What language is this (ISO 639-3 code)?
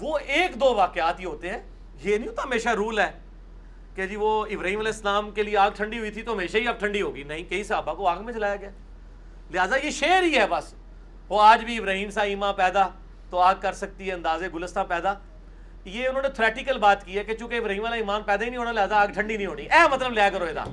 urd